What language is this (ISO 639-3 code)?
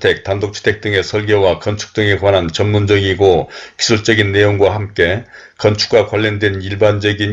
kor